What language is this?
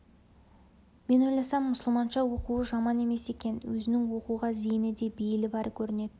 Kazakh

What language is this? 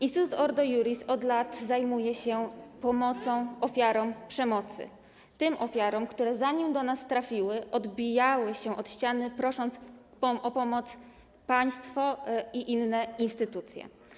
Polish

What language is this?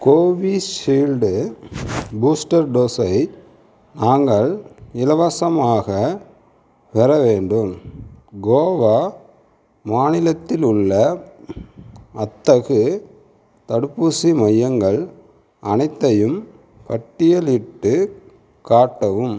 Tamil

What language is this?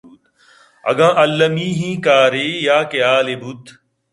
Eastern Balochi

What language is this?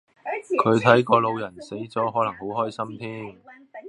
Cantonese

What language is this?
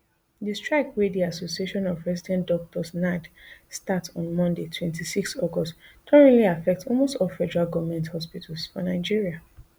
Nigerian Pidgin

